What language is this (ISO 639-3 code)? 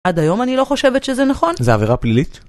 heb